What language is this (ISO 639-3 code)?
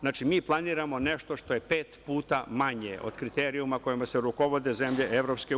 srp